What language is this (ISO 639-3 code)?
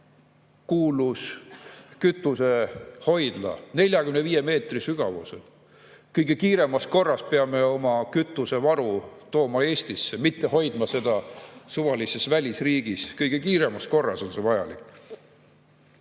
est